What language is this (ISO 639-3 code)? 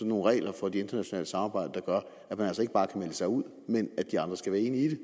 dan